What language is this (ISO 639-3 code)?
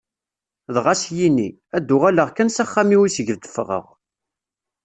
kab